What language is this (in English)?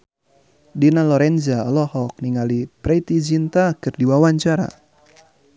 Sundanese